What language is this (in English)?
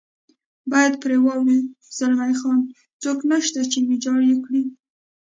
Pashto